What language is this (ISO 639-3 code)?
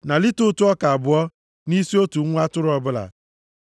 ibo